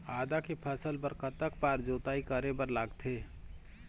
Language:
Chhattisgarhi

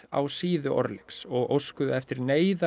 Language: Icelandic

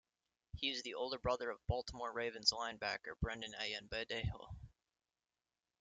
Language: English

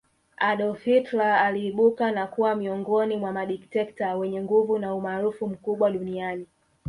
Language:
Swahili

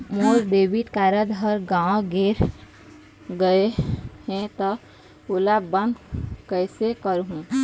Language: Chhattisgarhi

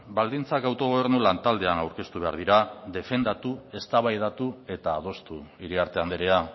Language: Basque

